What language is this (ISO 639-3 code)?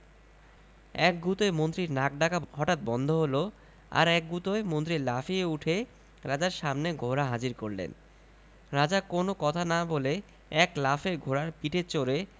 ben